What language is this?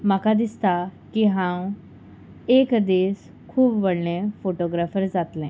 Konkani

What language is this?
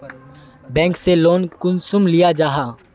Magahi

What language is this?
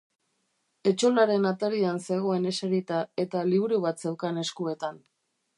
Basque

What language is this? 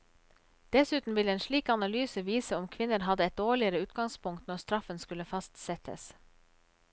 Norwegian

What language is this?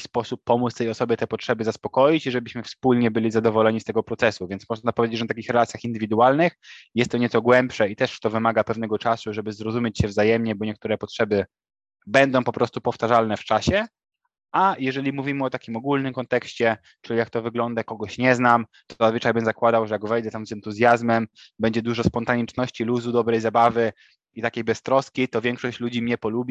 Polish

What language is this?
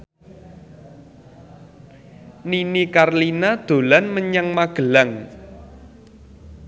Javanese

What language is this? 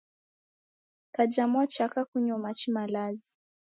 Taita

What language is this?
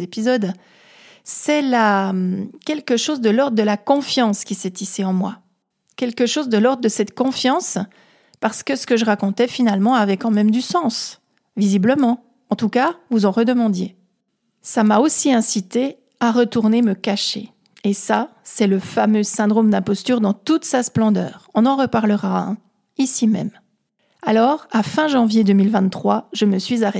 French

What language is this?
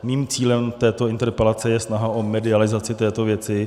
Czech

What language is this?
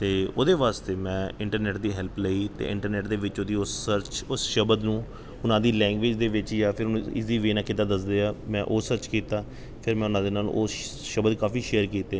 Punjabi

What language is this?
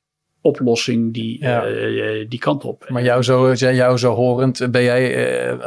Dutch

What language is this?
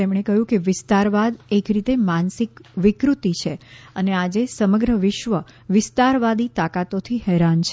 Gujarati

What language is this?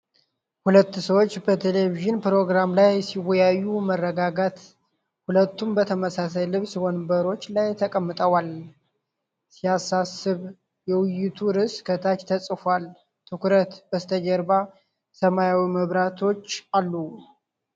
Amharic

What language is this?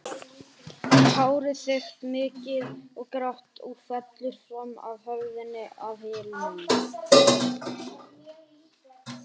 Icelandic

